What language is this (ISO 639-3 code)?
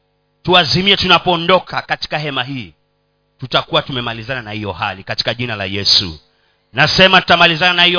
swa